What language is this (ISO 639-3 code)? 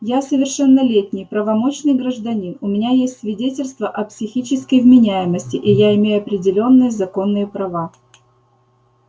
rus